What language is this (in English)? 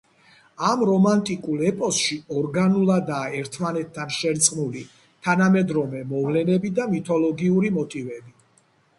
Georgian